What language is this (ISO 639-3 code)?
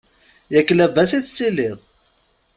kab